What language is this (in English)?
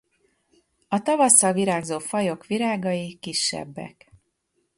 Hungarian